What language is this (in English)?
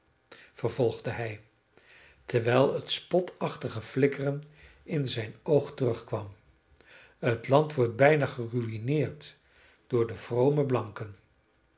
Dutch